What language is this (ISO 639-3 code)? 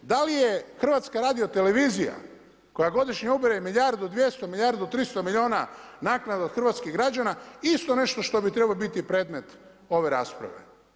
hrv